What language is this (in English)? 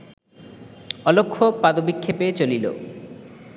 Bangla